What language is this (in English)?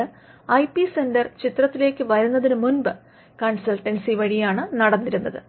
Malayalam